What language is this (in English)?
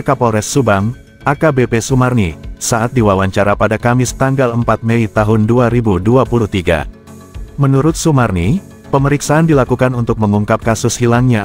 Indonesian